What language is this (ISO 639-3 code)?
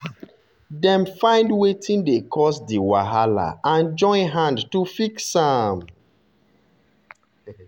pcm